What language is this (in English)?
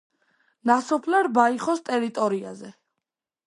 Georgian